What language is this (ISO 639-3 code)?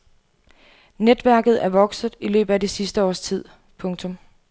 dan